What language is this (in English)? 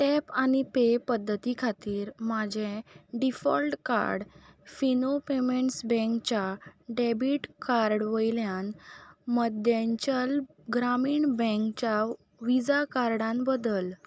Konkani